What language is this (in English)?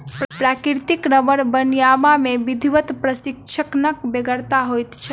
Maithili